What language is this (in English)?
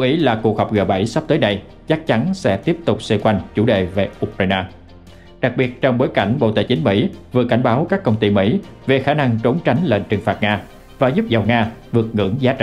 Vietnamese